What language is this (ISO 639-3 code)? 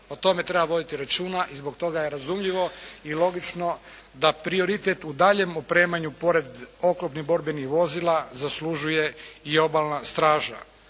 hrv